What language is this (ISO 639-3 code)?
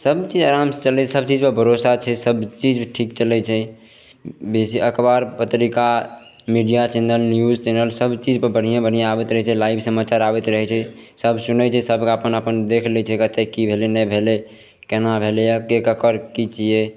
mai